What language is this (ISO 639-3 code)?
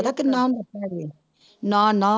pan